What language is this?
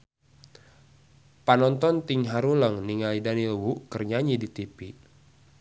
Sundanese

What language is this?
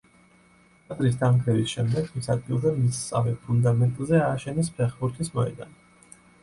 Georgian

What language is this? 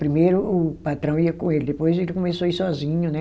Portuguese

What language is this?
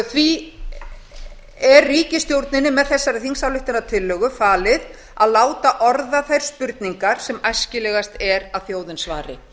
Icelandic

